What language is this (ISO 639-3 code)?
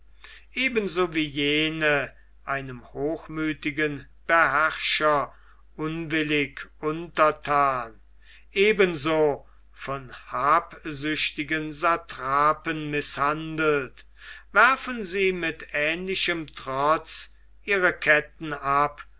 deu